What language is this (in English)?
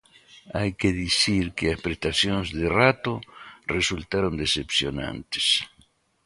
Galician